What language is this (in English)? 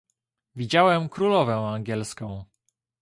Polish